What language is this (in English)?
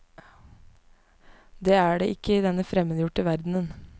Norwegian